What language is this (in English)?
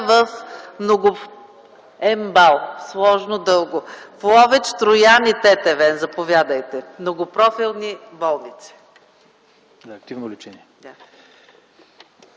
Bulgarian